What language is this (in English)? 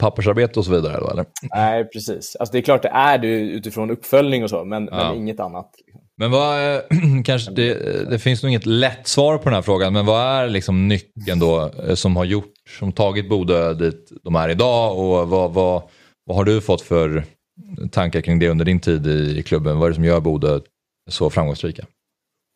Swedish